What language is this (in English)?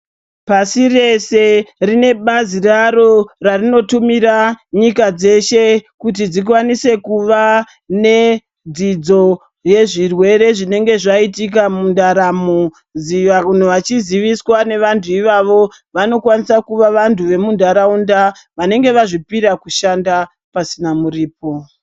Ndau